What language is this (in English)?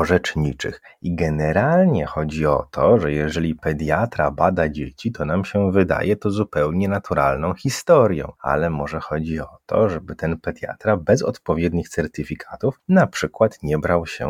Polish